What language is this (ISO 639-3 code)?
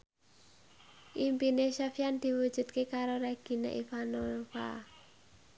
jav